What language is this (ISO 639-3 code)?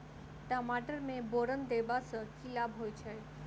mai